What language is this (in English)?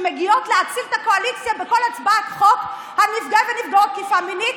Hebrew